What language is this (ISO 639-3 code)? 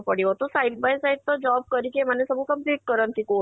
ori